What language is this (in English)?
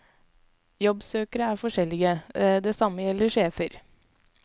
Norwegian